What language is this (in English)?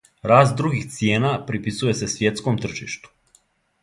Serbian